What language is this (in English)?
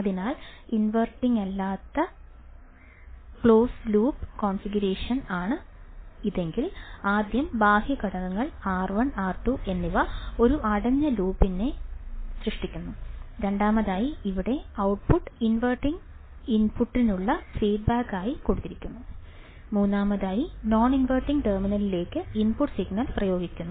Malayalam